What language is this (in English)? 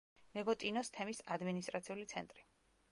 Georgian